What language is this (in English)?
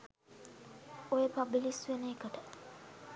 Sinhala